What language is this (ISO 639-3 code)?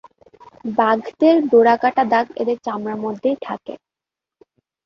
ben